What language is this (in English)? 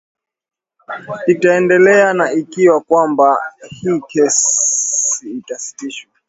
Swahili